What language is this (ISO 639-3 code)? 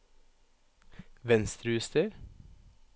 nor